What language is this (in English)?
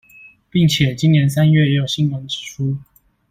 Chinese